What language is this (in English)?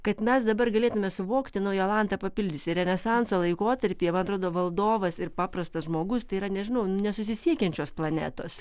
Lithuanian